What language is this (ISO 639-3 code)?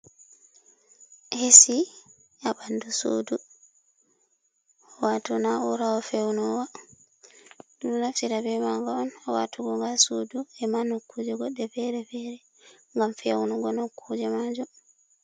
ful